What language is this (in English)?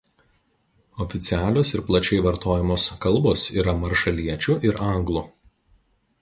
Lithuanian